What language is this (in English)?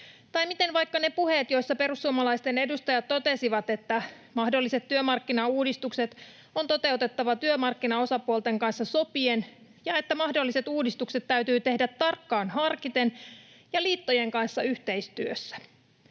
Finnish